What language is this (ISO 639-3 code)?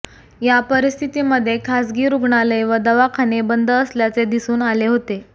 mar